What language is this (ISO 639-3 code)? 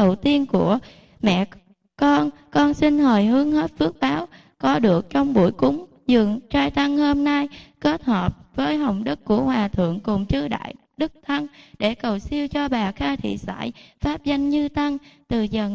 vie